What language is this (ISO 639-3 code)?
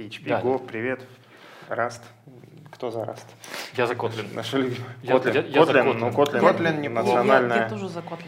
rus